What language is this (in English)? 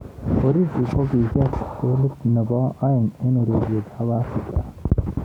Kalenjin